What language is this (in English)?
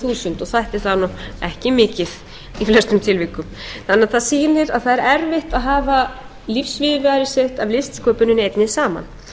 Icelandic